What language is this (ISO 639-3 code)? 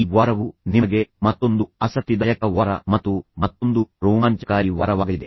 kan